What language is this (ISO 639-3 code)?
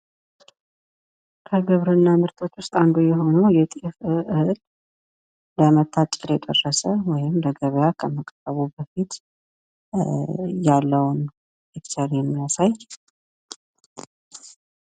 amh